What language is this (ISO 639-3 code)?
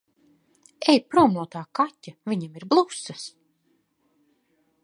lav